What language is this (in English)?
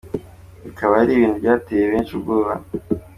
Kinyarwanda